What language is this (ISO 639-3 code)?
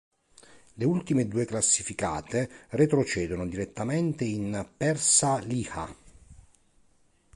ita